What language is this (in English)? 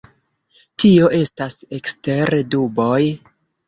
Esperanto